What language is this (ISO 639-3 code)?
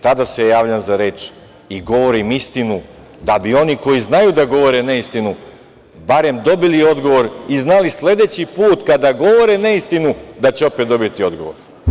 srp